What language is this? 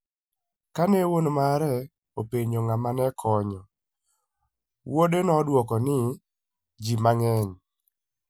Luo (Kenya and Tanzania)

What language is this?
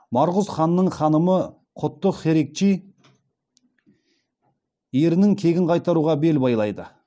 Kazakh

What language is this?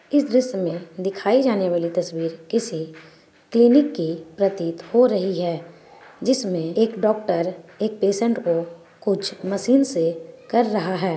Magahi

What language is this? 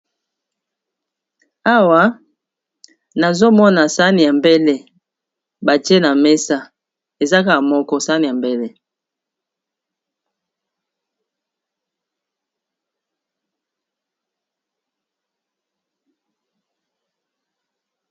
Lingala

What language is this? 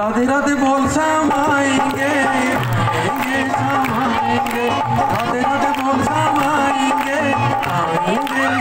Arabic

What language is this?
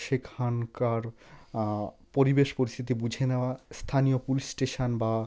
Bangla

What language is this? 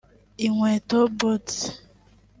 Kinyarwanda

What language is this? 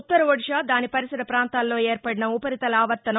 Telugu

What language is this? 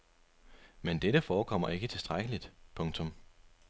Danish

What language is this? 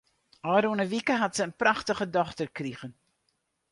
Western Frisian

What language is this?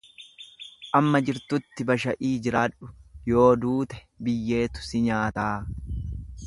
Oromo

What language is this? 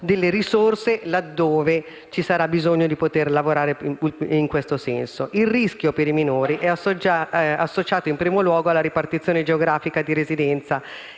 Italian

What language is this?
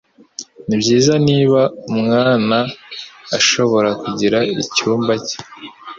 Kinyarwanda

